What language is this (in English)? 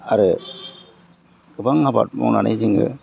Bodo